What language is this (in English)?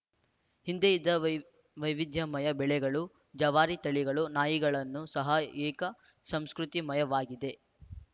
Kannada